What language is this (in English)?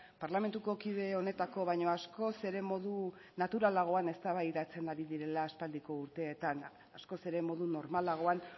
Basque